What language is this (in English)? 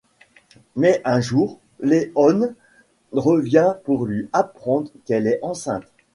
French